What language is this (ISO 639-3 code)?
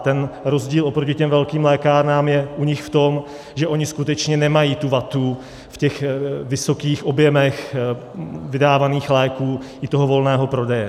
ces